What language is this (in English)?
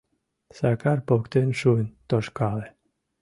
Mari